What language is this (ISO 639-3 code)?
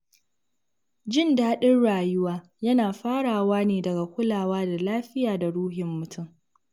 hau